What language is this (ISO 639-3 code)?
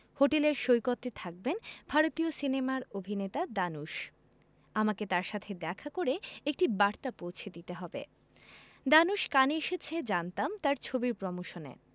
ben